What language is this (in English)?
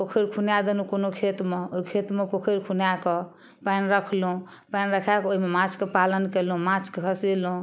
Maithili